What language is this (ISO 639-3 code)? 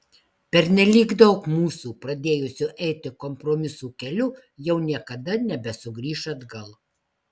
lit